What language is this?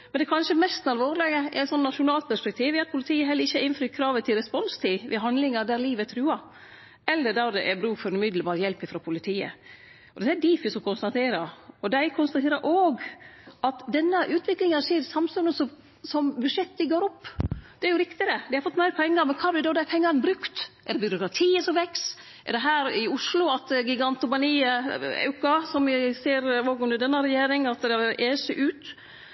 Norwegian Nynorsk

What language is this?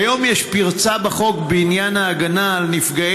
Hebrew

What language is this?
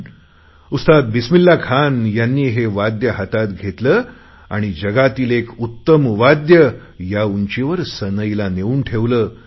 Marathi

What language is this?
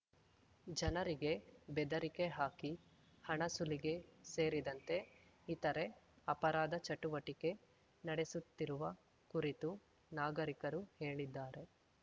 Kannada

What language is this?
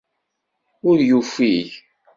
Kabyle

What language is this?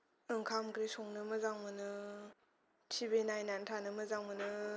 Bodo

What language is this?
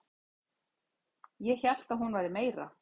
Icelandic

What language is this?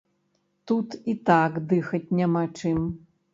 Belarusian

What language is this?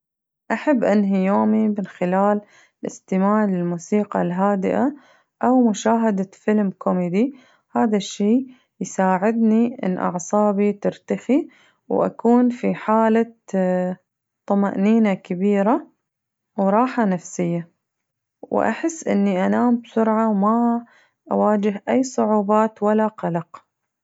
Najdi Arabic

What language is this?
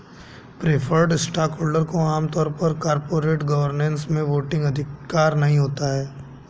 Hindi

